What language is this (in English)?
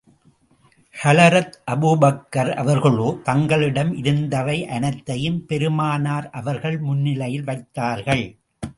Tamil